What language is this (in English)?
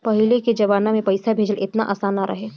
Bhojpuri